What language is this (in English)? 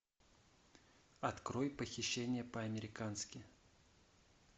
Russian